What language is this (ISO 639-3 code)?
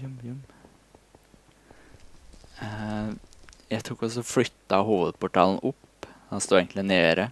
nor